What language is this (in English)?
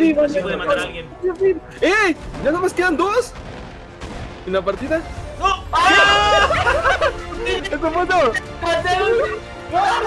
Spanish